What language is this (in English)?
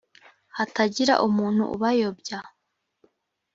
Kinyarwanda